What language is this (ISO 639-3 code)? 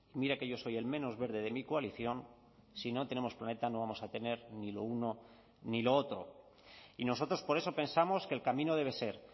spa